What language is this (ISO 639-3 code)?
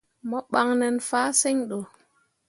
mua